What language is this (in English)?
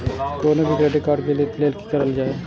Maithili